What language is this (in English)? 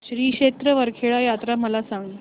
Marathi